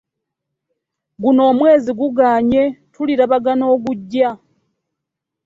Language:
Ganda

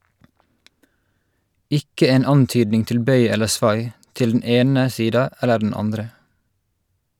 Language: Norwegian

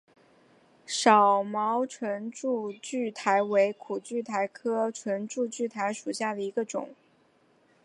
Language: Chinese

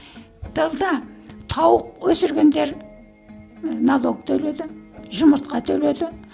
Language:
Kazakh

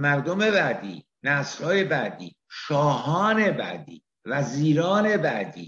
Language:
Persian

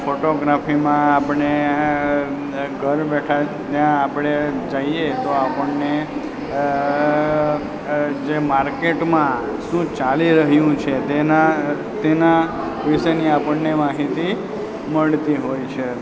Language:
Gujarati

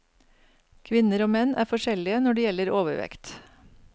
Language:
Norwegian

